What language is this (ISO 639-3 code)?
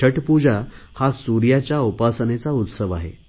mar